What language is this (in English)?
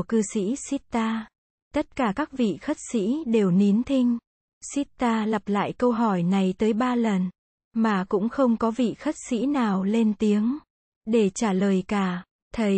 Vietnamese